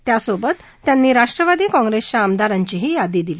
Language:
Marathi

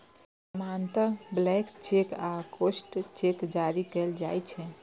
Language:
Maithili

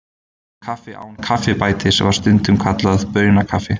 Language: Icelandic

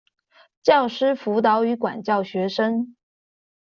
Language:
Chinese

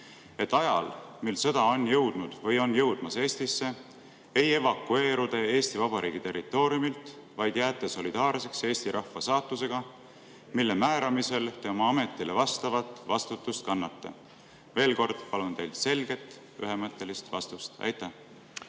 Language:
Estonian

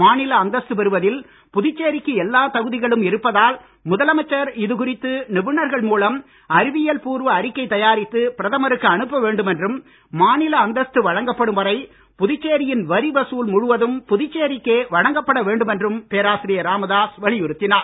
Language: Tamil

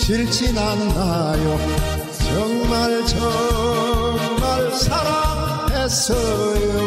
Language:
Korean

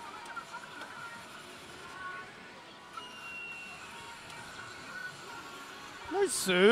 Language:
Japanese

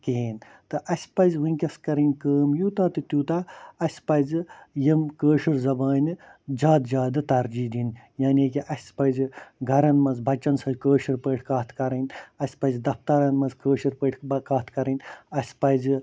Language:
Kashmiri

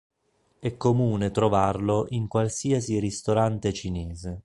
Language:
Italian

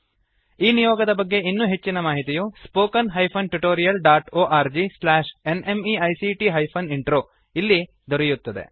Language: Kannada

